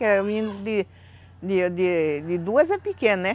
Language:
Portuguese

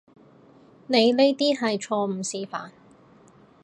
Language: Cantonese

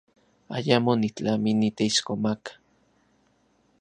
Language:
Central Puebla Nahuatl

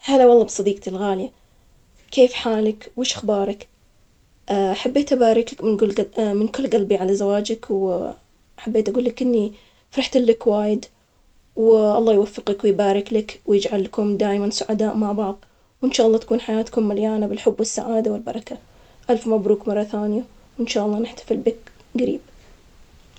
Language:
Omani Arabic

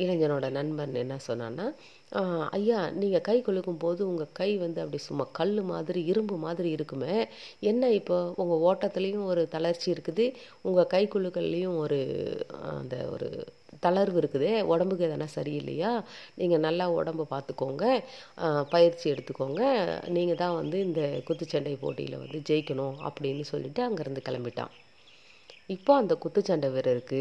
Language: Tamil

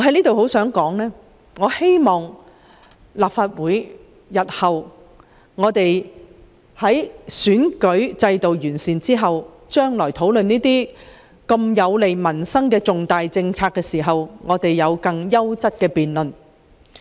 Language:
Cantonese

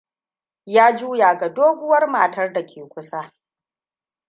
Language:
Hausa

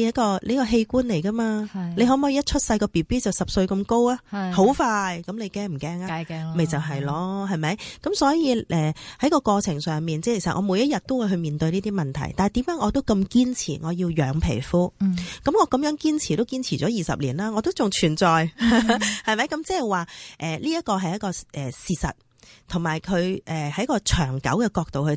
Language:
Chinese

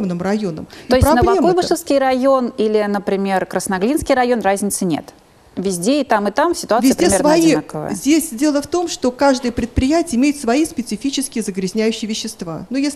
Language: Russian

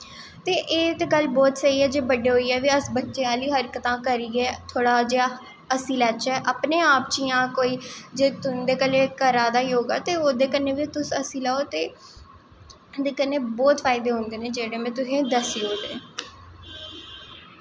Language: Dogri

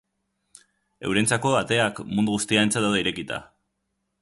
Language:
Basque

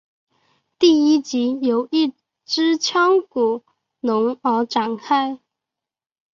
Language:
Chinese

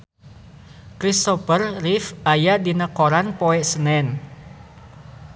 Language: Sundanese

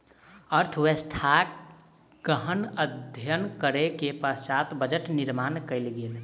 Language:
Maithili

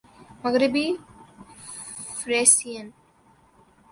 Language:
Urdu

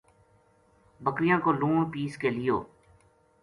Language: Gujari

